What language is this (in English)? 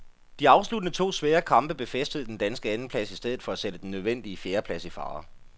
Danish